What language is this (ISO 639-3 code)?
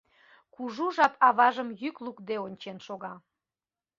chm